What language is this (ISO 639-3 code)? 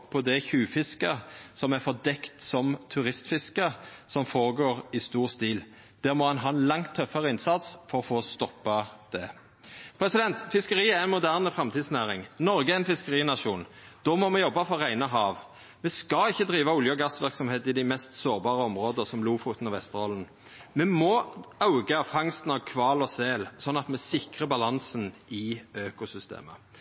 nno